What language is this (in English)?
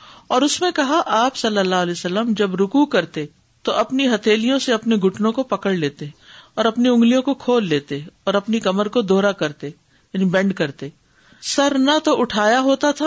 Urdu